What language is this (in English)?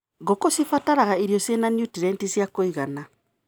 Kikuyu